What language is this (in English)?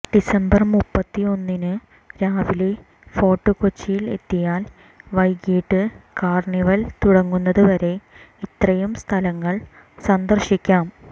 Malayalam